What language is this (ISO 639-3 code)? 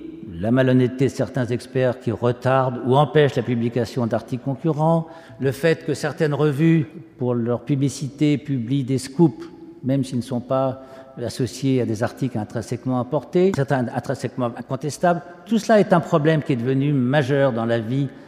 fra